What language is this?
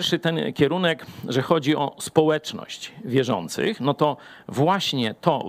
Polish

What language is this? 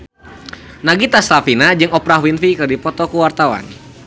Sundanese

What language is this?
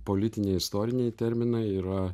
Lithuanian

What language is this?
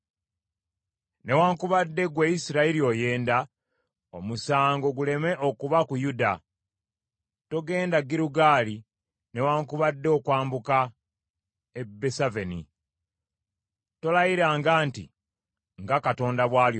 Ganda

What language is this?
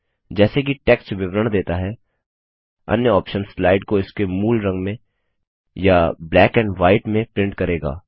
Hindi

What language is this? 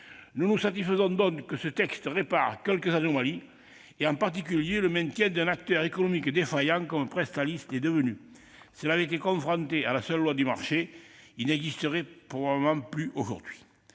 French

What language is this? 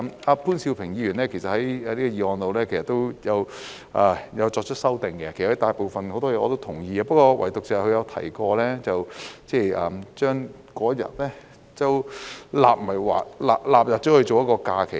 Cantonese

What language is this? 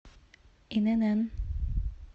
Russian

